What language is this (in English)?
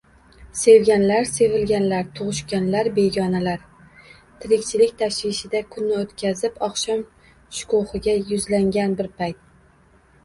Uzbek